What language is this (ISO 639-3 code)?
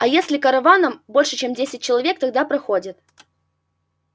rus